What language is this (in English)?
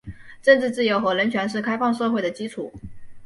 Chinese